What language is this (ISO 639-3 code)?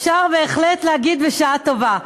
heb